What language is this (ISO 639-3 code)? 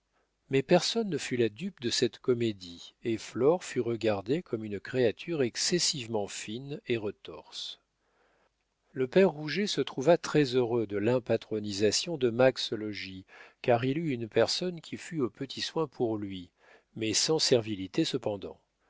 fra